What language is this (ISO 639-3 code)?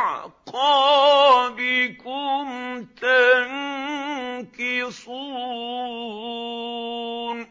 ara